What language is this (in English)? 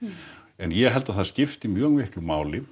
Icelandic